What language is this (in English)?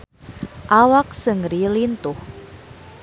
Sundanese